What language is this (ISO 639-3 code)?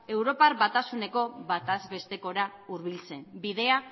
eus